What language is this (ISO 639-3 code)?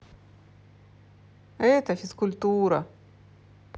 rus